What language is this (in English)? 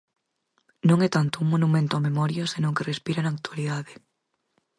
Galician